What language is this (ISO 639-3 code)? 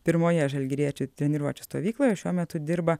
lit